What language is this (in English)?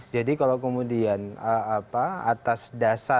Indonesian